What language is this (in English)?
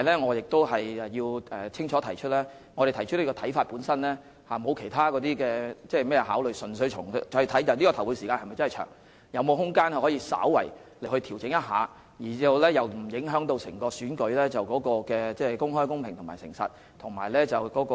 Cantonese